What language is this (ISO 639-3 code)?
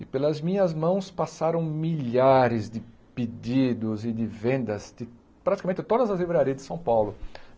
por